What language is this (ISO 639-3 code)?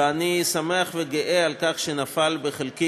heb